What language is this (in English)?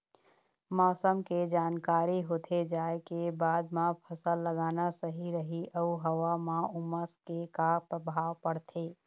Chhattisgarhi